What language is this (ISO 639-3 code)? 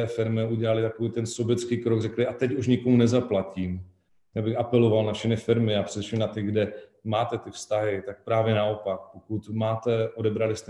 ces